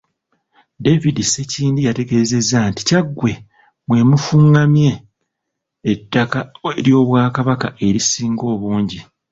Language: Ganda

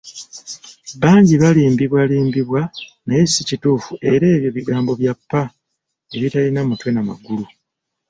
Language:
Ganda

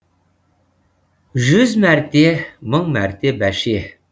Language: Kazakh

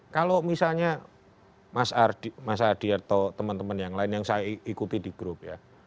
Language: Indonesian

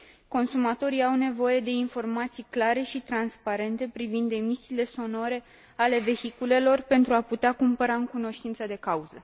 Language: Romanian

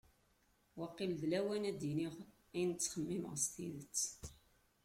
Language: Kabyle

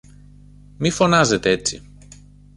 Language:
Greek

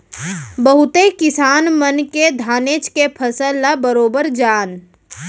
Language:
Chhattisgarhi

